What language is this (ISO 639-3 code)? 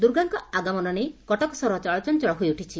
ori